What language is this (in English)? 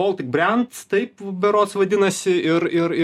Lithuanian